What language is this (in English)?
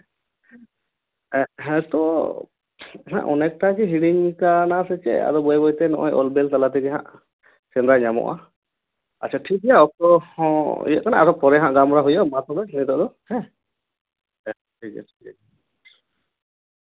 Santali